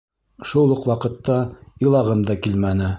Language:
Bashkir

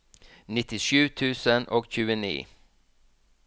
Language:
Norwegian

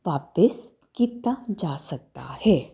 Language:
Punjabi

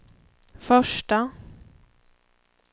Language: Swedish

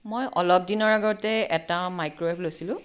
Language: Assamese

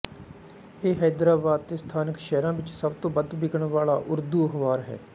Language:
Punjabi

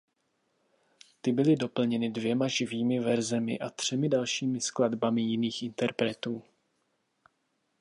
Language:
Czech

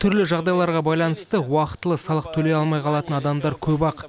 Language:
Kazakh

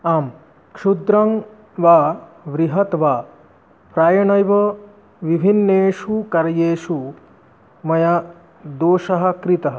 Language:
Sanskrit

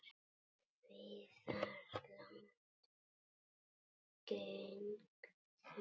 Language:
Icelandic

